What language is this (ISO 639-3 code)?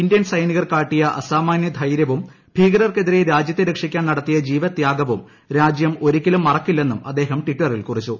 mal